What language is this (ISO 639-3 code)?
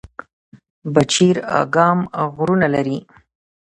pus